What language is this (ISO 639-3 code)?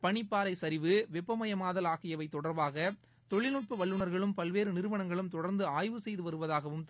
tam